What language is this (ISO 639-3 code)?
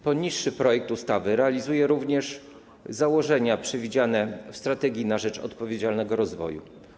pol